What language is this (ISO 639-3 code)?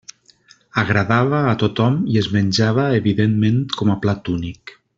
cat